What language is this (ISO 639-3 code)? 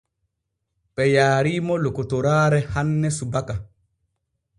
fue